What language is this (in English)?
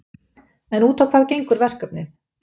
Icelandic